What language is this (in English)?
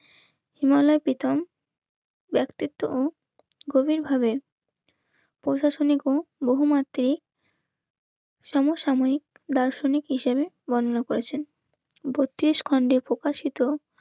Bangla